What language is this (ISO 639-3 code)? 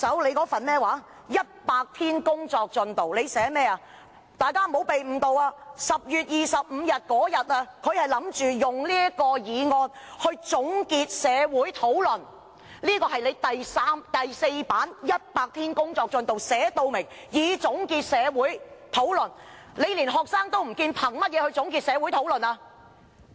yue